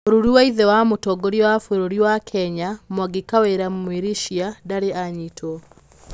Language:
Kikuyu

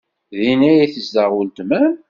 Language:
Kabyle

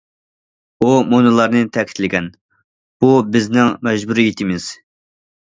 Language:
Uyghur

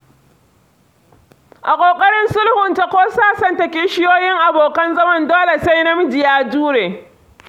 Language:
Hausa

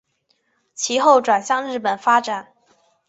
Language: Chinese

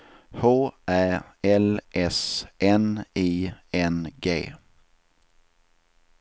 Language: Swedish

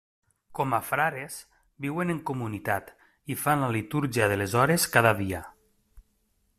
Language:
Catalan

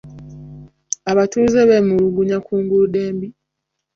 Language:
Ganda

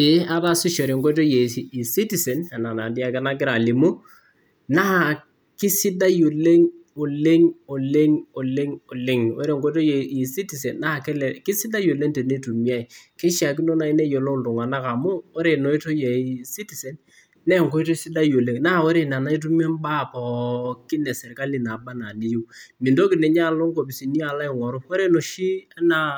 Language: Masai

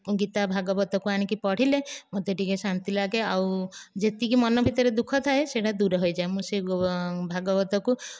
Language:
Odia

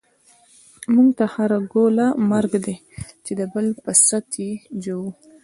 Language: Pashto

